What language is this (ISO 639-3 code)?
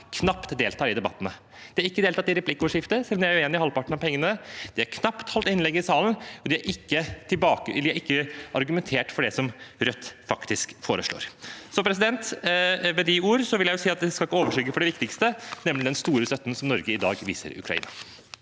nor